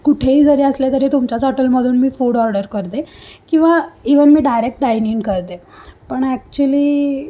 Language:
Marathi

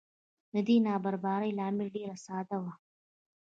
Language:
Pashto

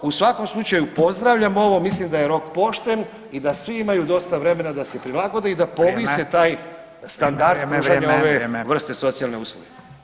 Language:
Croatian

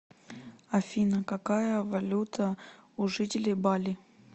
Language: Russian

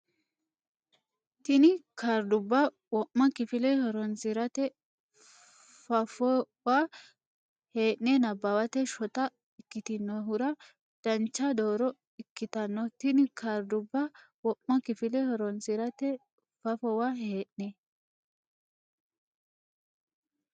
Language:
Sidamo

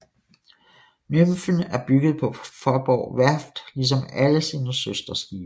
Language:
Danish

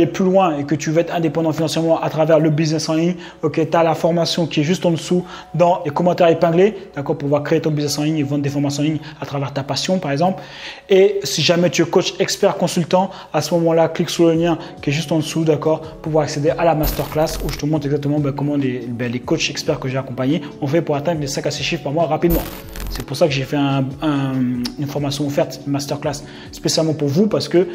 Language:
French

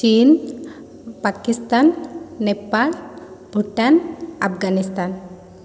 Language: Odia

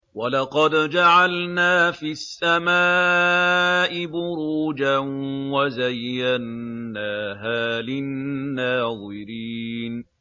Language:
Arabic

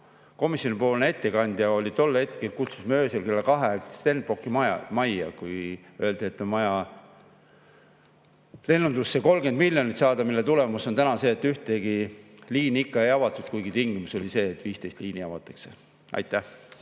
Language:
Estonian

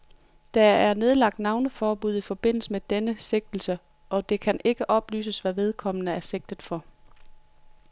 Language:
Danish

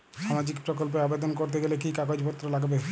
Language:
Bangla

